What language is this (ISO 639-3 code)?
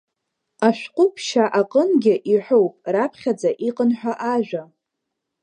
abk